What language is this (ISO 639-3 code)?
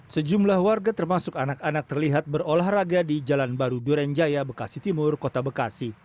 ind